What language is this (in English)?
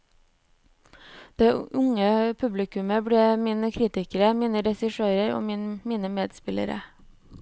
Norwegian